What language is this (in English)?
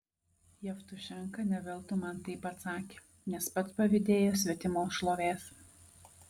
Lithuanian